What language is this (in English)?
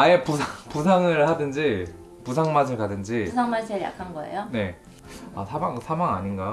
Korean